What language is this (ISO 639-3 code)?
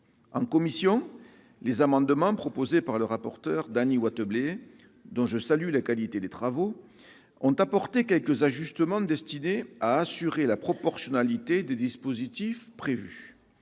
fra